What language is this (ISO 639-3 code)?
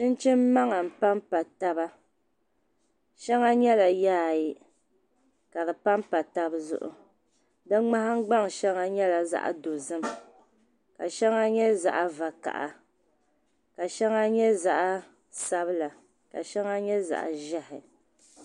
dag